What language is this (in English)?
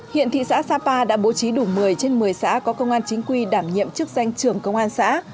Vietnamese